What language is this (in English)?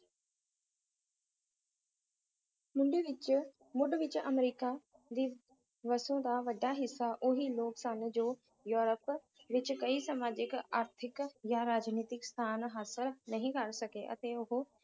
Punjabi